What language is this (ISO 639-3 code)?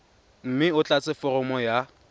tsn